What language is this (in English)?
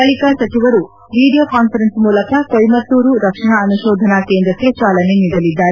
Kannada